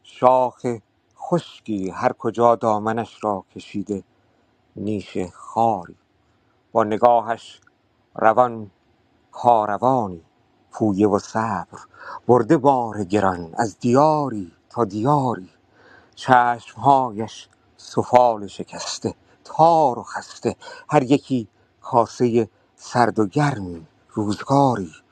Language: Persian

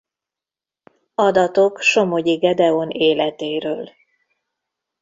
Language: Hungarian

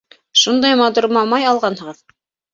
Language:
Bashkir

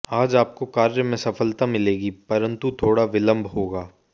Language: Hindi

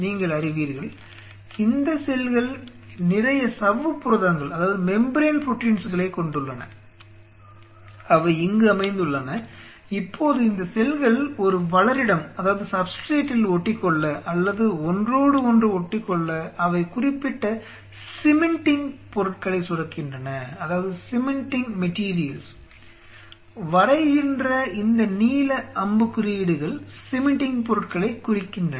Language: Tamil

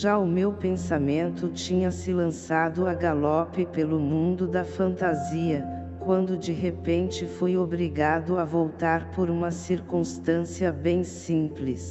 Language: Portuguese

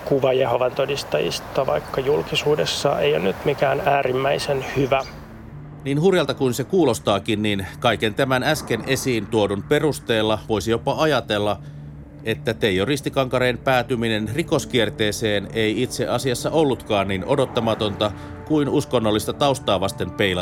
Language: Finnish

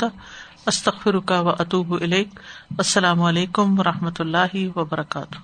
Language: Urdu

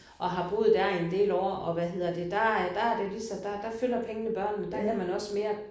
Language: Danish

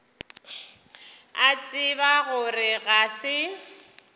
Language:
Northern Sotho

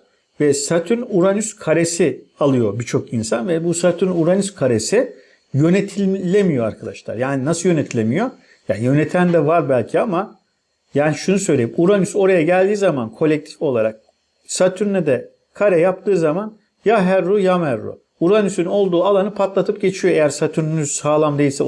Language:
Turkish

